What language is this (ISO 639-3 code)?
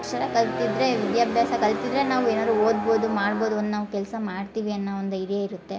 kan